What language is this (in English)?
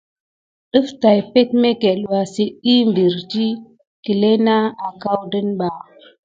Gidar